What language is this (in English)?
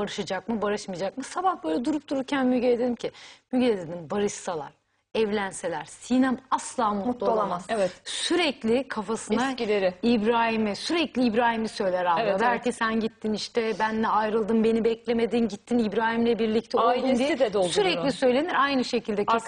Turkish